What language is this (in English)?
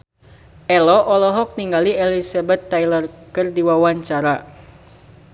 Sundanese